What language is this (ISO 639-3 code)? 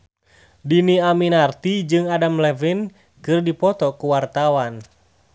sun